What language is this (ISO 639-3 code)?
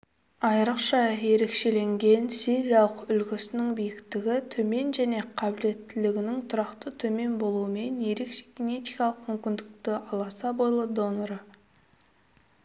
kaz